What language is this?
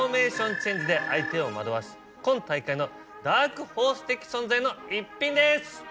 Japanese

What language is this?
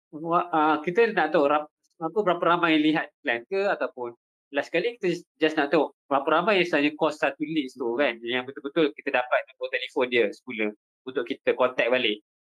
Malay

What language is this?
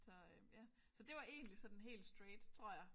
Danish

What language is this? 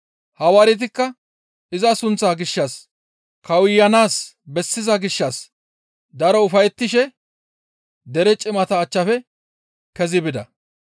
Gamo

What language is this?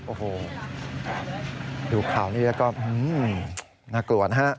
Thai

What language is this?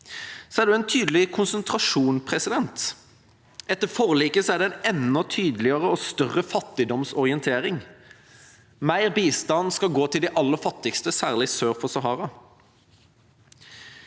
Norwegian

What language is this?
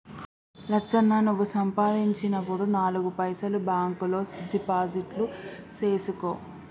Telugu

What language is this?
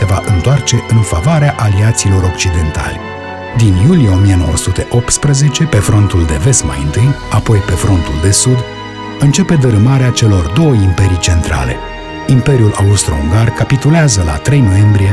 Romanian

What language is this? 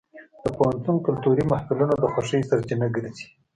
Pashto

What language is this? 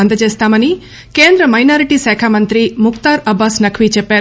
Telugu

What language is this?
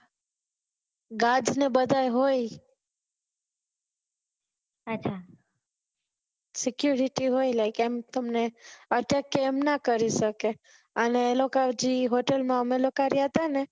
Gujarati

